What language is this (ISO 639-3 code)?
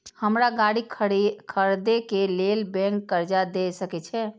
mai